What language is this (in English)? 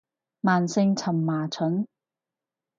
Cantonese